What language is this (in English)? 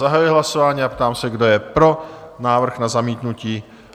Czech